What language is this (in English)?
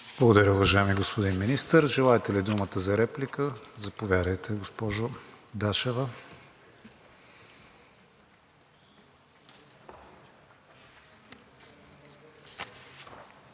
Bulgarian